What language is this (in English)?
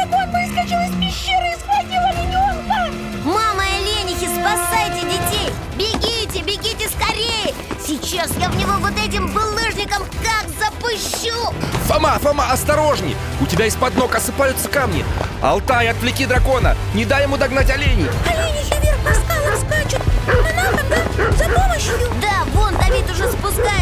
Russian